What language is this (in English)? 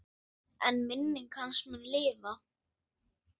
Icelandic